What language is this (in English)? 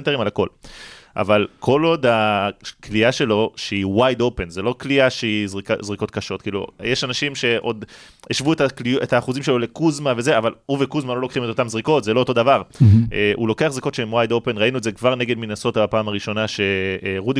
Hebrew